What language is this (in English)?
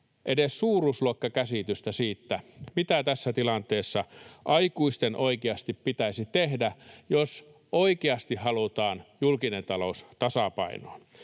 Finnish